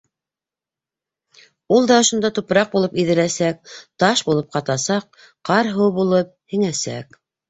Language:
Bashkir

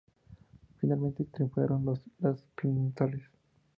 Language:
Spanish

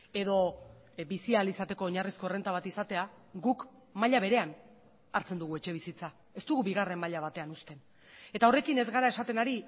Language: Basque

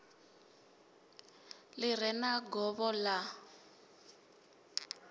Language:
Venda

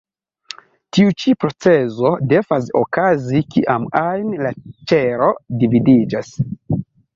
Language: Esperanto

